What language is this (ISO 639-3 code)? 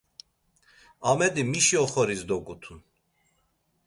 lzz